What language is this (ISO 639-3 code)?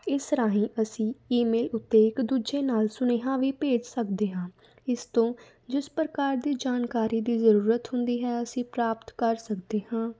pan